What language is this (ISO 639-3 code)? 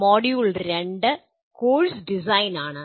mal